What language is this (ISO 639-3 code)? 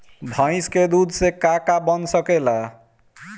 bho